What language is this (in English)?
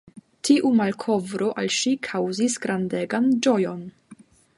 Esperanto